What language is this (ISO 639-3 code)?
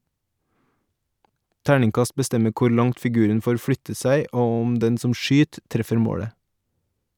nor